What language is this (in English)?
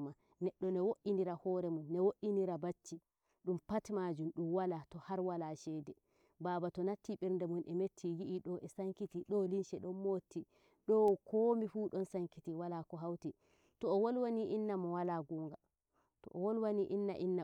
Nigerian Fulfulde